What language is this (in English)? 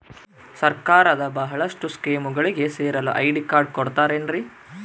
Kannada